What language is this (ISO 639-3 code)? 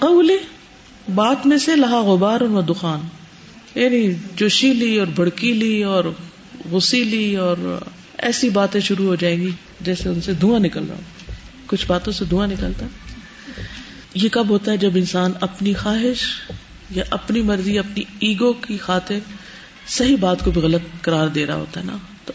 urd